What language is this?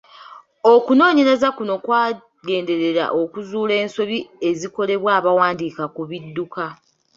Ganda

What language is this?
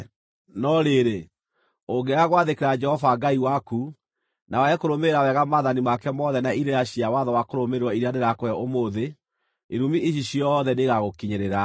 Kikuyu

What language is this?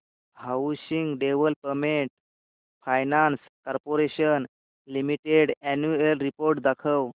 Marathi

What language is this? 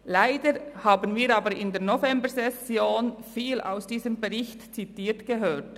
Swiss German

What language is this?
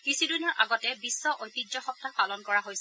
Assamese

